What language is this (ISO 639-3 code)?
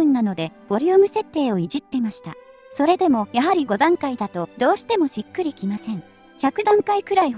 jpn